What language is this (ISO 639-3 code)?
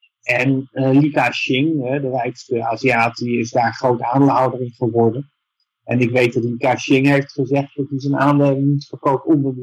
nld